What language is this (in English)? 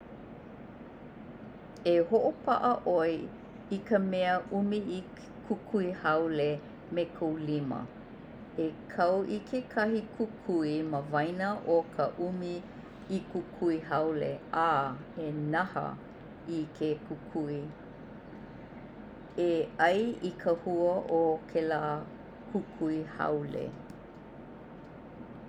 Hawaiian